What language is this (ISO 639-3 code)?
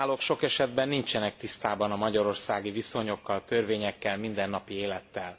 hun